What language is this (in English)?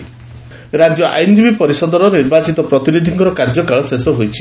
Odia